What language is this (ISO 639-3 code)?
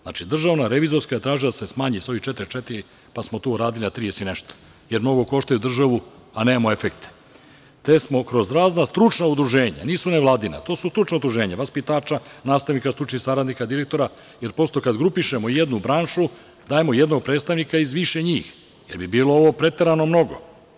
srp